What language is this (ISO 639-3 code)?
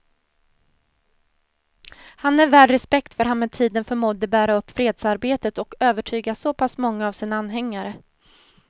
swe